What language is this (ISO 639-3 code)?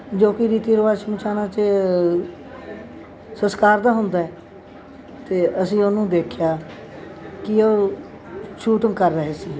pan